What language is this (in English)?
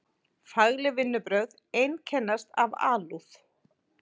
Icelandic